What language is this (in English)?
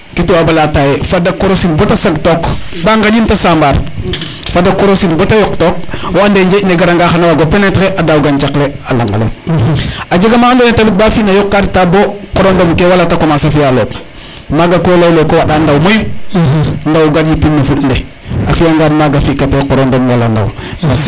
Serer